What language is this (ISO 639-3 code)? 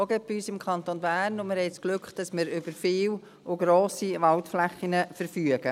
gsw